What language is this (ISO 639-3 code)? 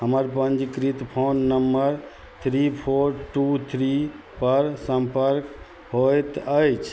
mai